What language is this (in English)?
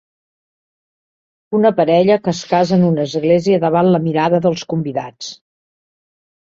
Catalan